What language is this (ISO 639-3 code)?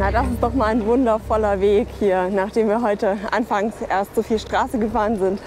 deu